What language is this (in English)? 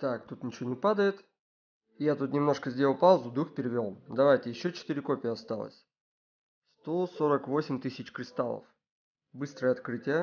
Russian